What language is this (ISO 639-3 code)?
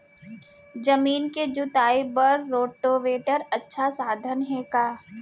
hne